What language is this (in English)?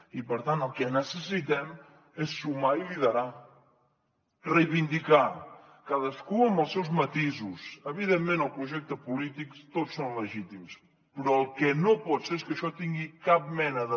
Catalan